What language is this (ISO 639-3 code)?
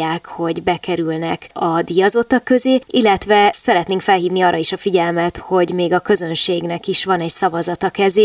hun